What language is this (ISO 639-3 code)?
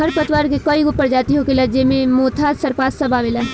bho